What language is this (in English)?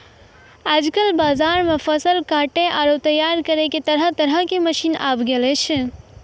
Maithili